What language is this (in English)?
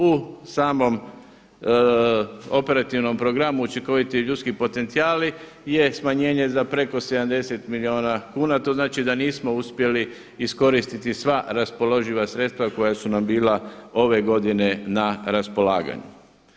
Croatian